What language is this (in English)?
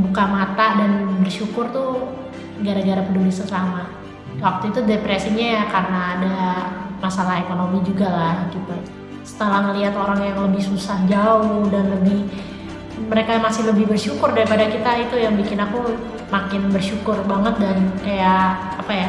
Indonesian